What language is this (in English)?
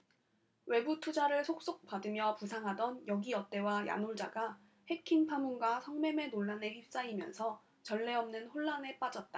Korean